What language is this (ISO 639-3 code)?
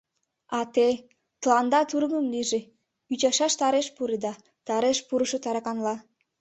chm